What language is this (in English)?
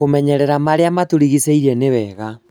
Kikuyu